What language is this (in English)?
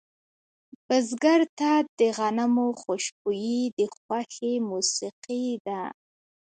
Pashto